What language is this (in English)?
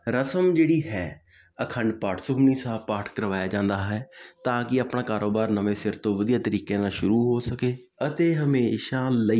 Punjabi